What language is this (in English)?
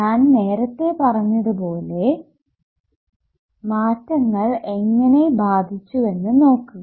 Malayalam